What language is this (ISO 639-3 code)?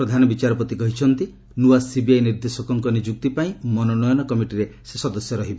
ori